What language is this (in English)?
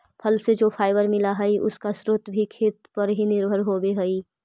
Magahi